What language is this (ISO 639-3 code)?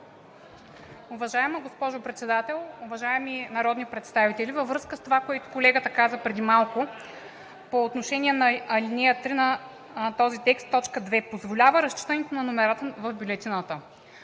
bul